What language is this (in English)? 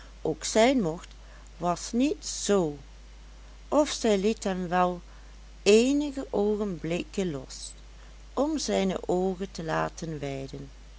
Dutch